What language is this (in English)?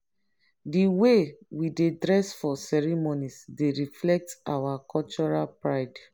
Nigerian Pidgin